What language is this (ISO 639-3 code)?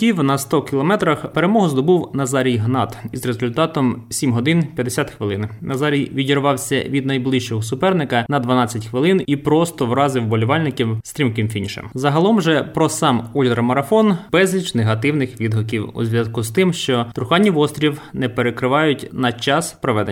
ukr